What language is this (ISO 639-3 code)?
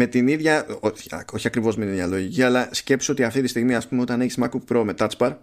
ell